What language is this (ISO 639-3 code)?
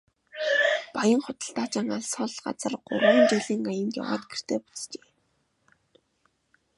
mon